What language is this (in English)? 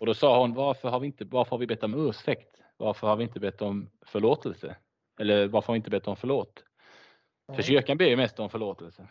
Swedish